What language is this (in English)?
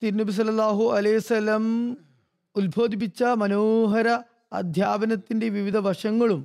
Malayalam